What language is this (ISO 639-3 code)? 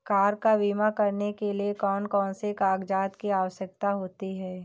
hin